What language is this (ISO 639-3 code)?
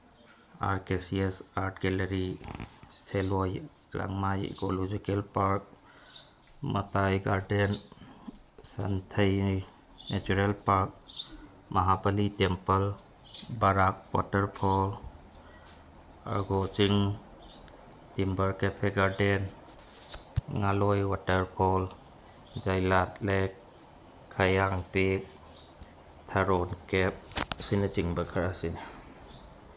mni